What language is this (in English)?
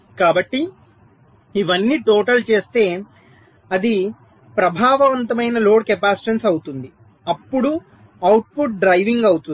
Telugu